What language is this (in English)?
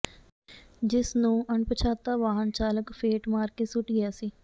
Punjabi